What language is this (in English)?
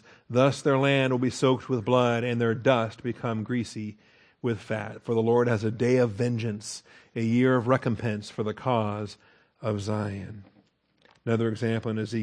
English